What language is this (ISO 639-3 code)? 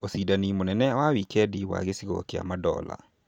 kik